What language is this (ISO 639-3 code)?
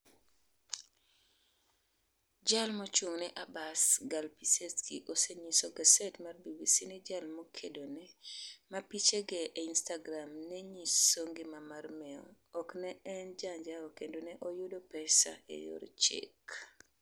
luo